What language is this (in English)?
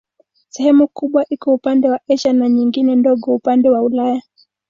Swahili